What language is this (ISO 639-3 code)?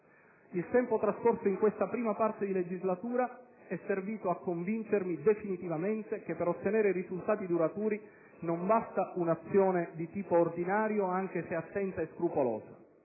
ita